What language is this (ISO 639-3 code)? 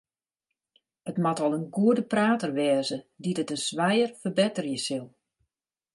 fry